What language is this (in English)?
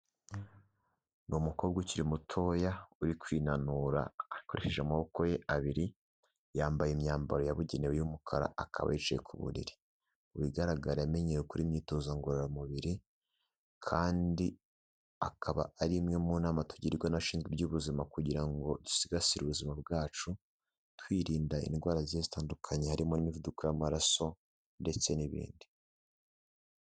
Kinyarwanda